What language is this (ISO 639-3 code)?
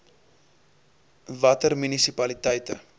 afr